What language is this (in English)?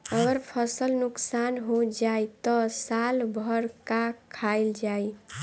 Bhojpuri